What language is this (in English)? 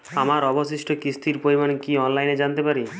Bangla